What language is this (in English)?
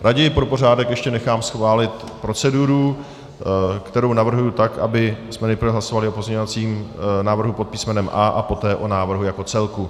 Czech